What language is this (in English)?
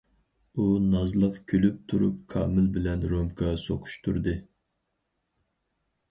Uyghur